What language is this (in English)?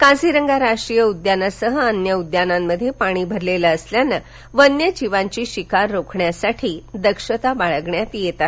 Marathi